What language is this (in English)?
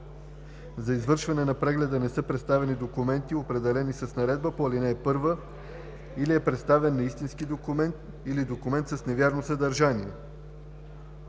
Bulgarian